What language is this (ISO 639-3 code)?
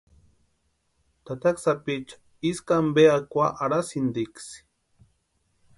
pua